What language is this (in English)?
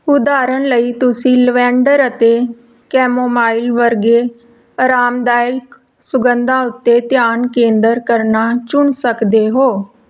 Punjabi